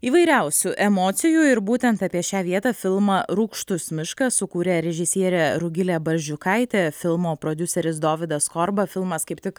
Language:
Lithuanian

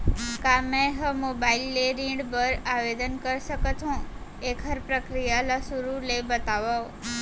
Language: Chhattisgarhi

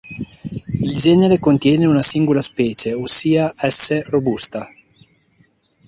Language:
Italian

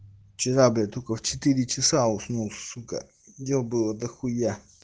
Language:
Russian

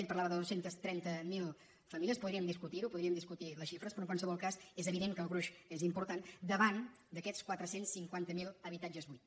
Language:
Catalan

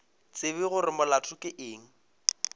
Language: Northern Sotho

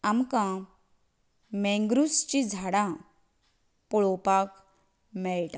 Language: Konkani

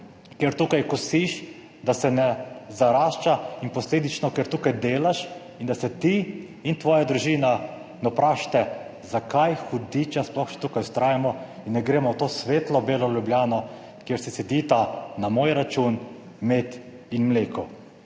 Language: Slovenian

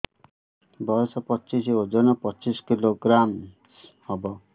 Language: Odia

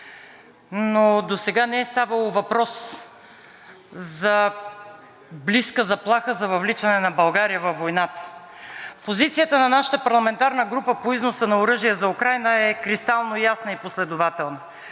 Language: Bulgarian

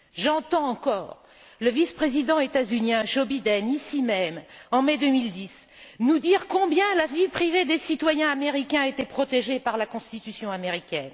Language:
French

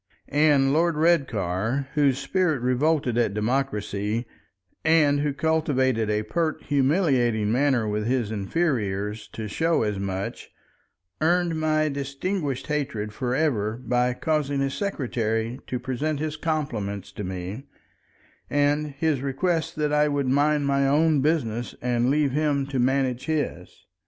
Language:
English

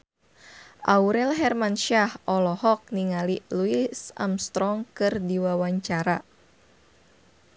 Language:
Sundanese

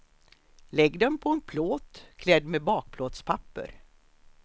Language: Swedish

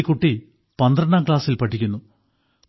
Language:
Malayalam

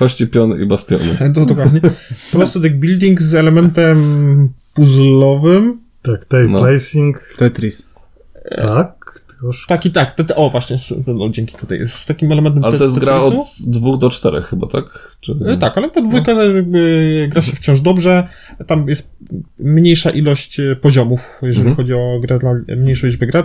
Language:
Polish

